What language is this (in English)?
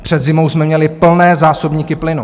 Czech